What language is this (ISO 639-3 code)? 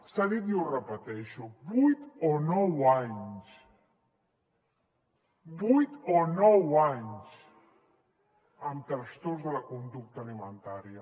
cat